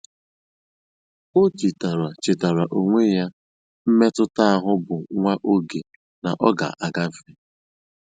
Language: Igbo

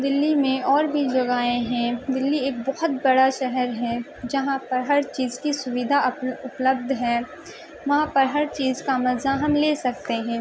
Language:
Urdu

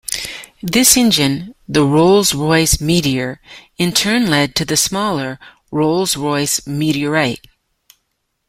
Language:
English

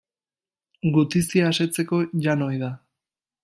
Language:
Basque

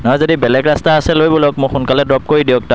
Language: Assamese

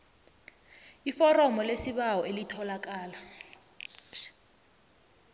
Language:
South Ndebele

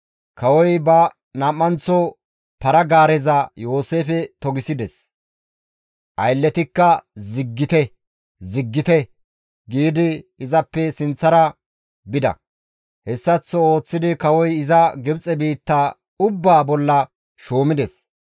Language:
Gamo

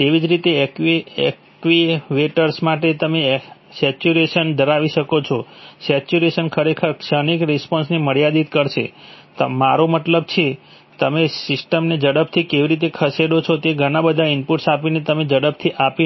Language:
Gujarati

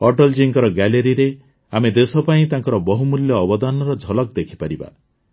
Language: Odia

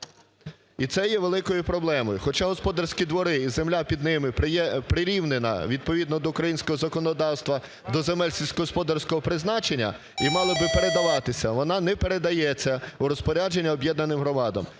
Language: Ukrainian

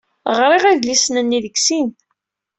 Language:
Kabyle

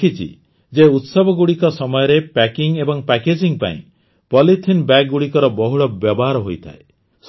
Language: Odia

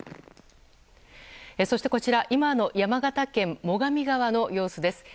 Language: Japanese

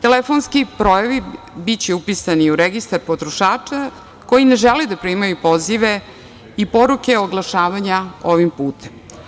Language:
Serbian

